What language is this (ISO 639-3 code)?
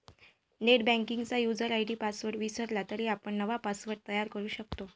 mar